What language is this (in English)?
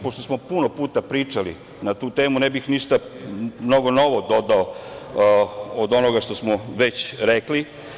Serbian